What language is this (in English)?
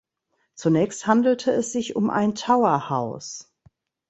German